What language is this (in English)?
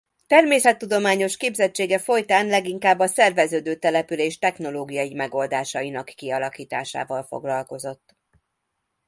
Hungarian